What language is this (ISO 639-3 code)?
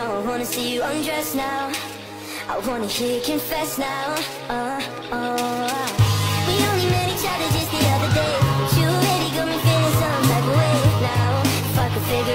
eng